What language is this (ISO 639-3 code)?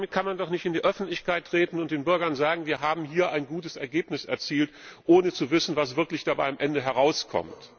deu